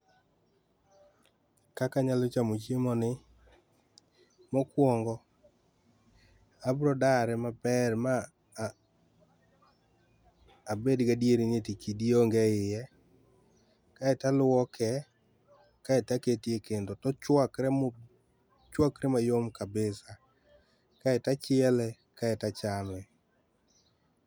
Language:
Luo (Kenya and Tanzania)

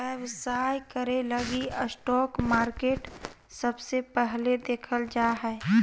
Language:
Magahi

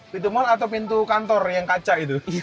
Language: Indonesian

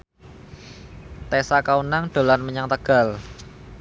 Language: Javanese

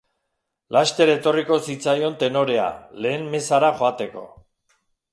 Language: Basque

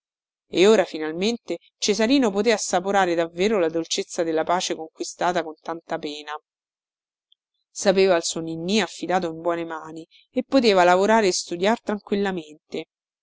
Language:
Italian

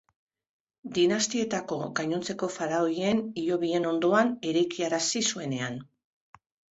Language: Basque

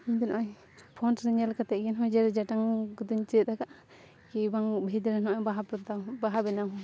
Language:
Santali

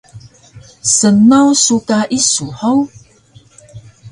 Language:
Taroko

